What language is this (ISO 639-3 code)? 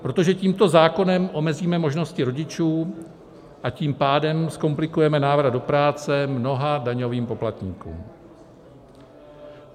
ces